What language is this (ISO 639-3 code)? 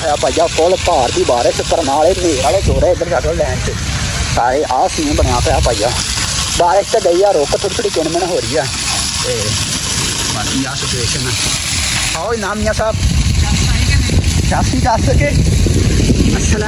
pan